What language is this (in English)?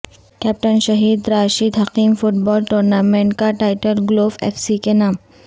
Urdu